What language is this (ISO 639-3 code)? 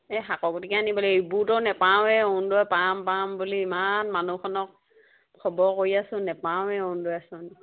asm